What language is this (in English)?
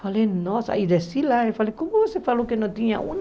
Portuguese